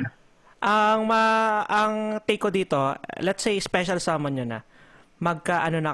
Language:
Filipino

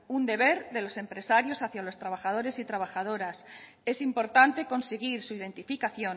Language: Spanish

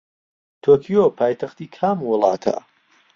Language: Central Kurdish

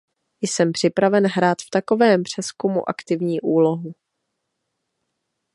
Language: Czech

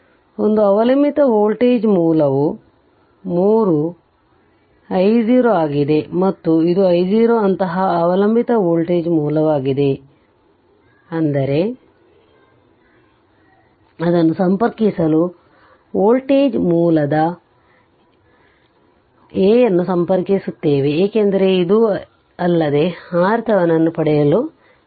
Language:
Kannada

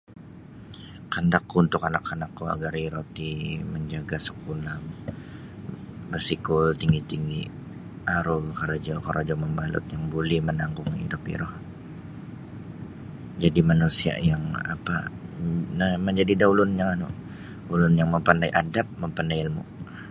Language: Sabah Bisaya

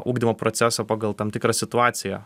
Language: Lithuanian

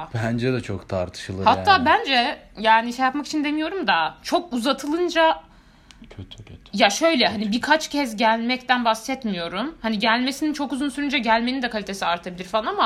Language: Turkish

